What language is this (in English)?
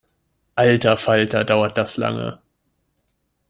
German